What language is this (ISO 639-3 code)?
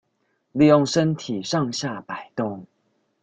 zho